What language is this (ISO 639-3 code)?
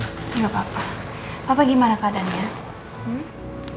ind